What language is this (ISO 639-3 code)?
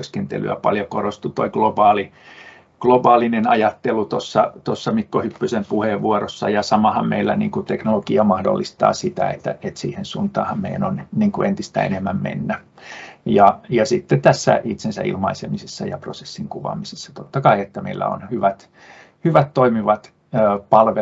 fin